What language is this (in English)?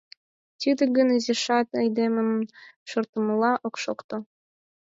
Mari